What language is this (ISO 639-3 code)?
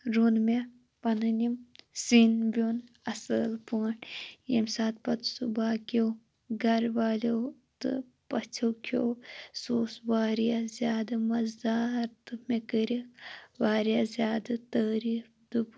kas